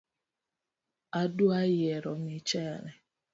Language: Luo (Kenya and Tanzania)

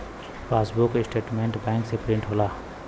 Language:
Bhojpuri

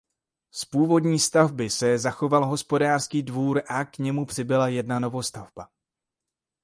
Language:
Czech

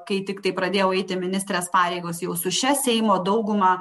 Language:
Lithuanian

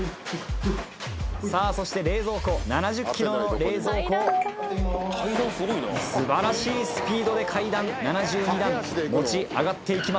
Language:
Japanese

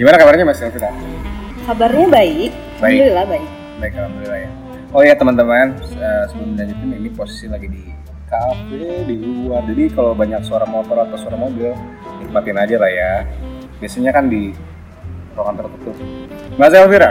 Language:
Indonesian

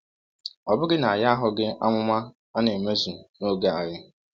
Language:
Igbo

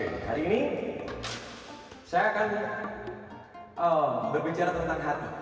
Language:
Indonesian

